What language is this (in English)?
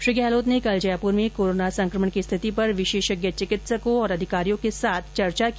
Hindi